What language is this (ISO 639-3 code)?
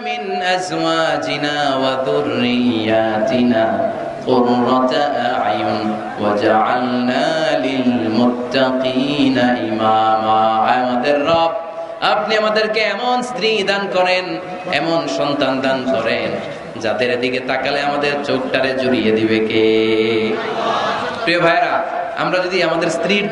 ara